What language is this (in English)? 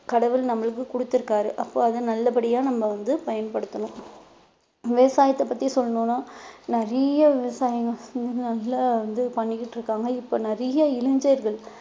Tamil